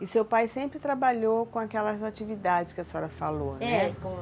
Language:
Portuguese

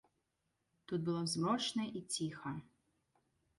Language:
Belarusian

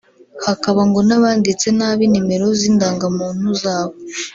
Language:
Kinyarwanda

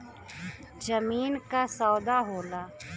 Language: Bhojpuri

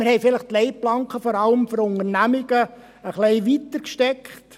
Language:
Swiss German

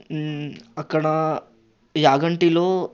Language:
Telugu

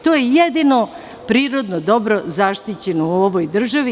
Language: Serbian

